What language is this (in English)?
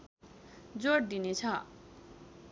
Nepali